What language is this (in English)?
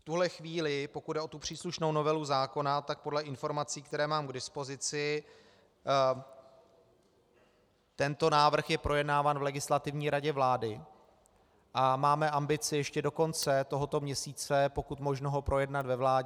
Czech